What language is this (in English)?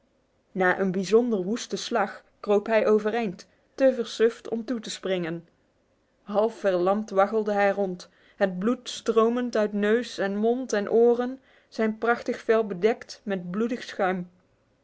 Dutch